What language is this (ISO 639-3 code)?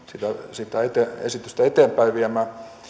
fin